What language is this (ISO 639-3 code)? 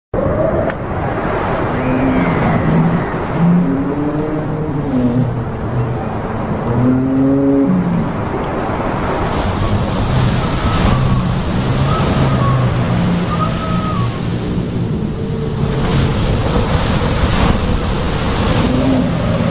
eng